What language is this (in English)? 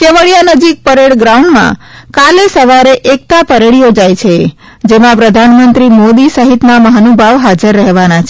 Gujarati